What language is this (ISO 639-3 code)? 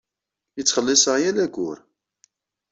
kab